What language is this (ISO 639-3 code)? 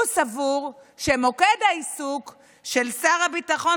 heb